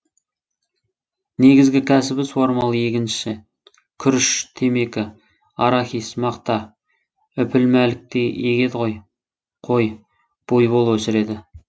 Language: Kazakh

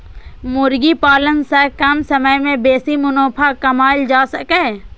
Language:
Maithili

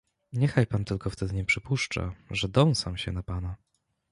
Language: Polish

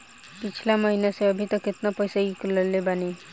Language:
Bhojpuri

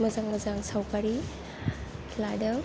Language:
Bodo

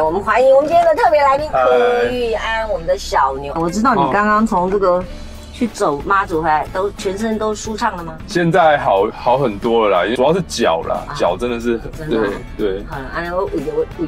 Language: Chinese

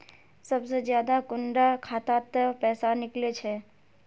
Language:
Magahi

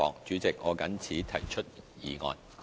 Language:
Cantonese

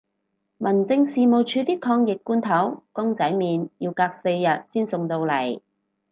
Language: Cantonese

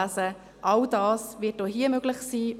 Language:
Swiss German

